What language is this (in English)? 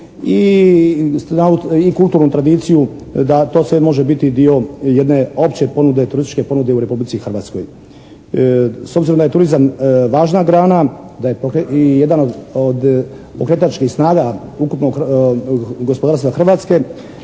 Croatian